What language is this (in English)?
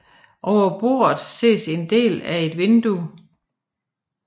Danish